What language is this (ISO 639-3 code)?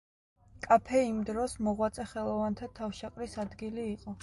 kat